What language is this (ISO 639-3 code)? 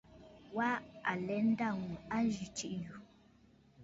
bfd